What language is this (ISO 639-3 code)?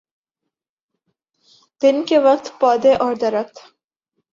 urd